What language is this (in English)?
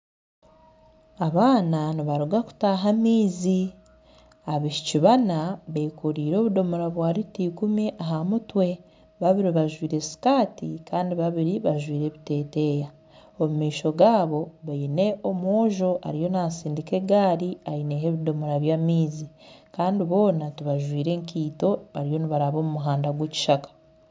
Nyankole